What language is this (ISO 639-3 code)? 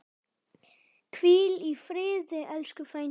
isl